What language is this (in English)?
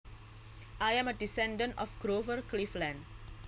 Javanese